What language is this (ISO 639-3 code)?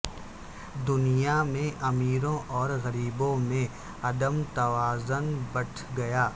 urd